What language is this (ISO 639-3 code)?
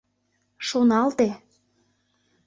chm